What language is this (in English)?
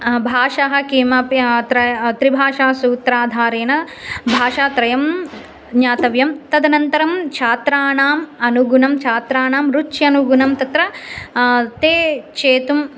Sanskrit